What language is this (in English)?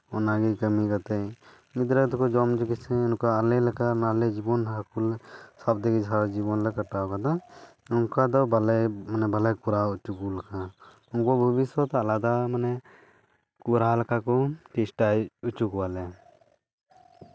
Santali